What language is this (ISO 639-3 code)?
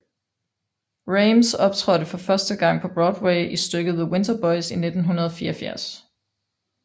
dan